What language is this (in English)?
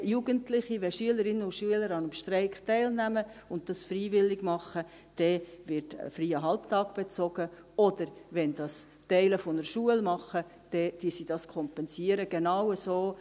Swiss German